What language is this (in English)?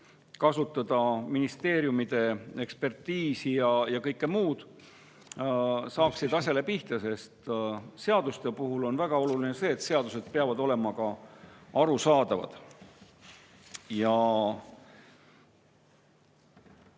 Estonian